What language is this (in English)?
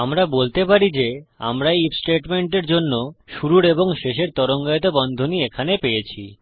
Bangla